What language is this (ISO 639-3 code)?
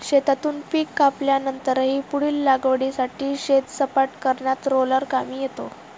mar